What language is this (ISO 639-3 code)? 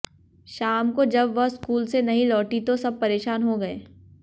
hin